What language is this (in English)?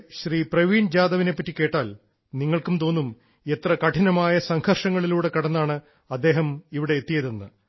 Malayalam